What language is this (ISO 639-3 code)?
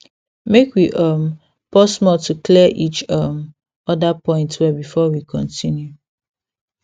pcm